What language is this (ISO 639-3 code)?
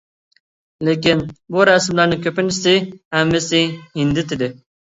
uig